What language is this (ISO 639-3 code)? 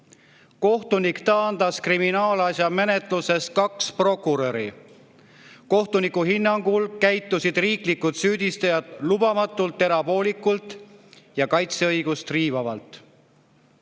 est